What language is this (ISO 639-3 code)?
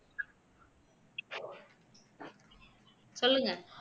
tam